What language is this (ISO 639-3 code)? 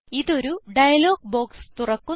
mal